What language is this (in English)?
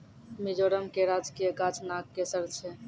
Maithili